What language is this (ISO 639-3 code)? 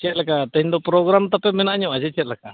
sat